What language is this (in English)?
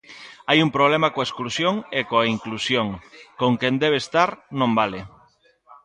Galician